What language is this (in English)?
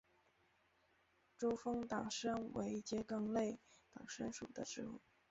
Chinese